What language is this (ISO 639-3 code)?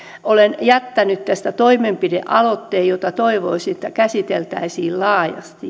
fin